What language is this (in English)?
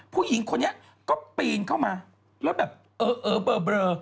Thai